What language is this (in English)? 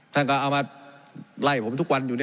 Thai